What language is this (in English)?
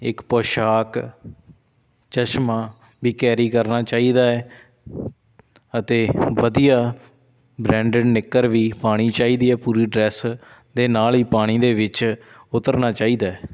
Punjabi